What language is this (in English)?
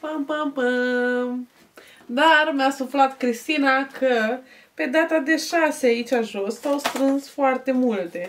Romanian